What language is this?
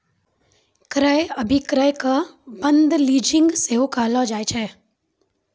Maithili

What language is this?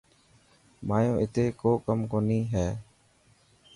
Dhatki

